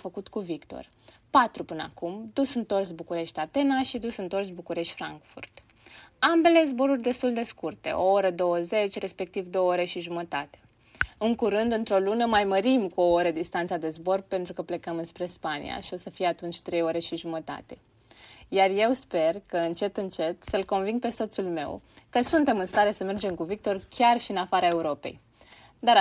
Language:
Romanian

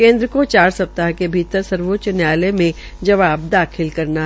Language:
Hindi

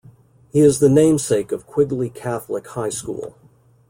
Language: English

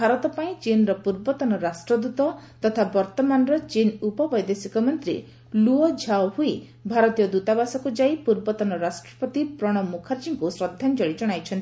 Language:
Odia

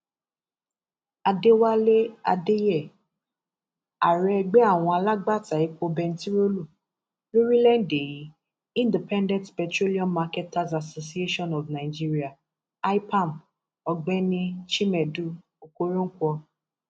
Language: Yoruba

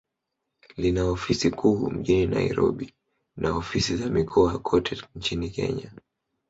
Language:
Swahili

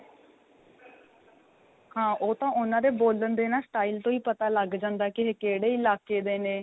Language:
Punjabi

